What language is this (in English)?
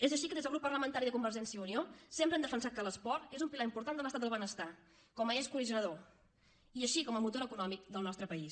Catalan